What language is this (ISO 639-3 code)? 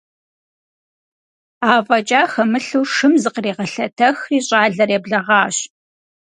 kbd